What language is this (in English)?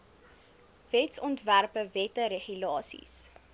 Afrikaans